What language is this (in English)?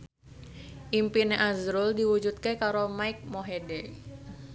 Javanese